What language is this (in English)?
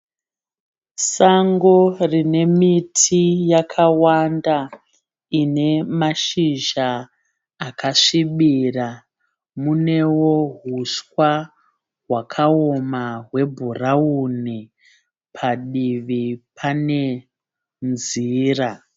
Shona